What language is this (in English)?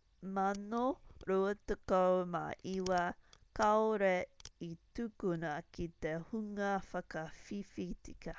Māori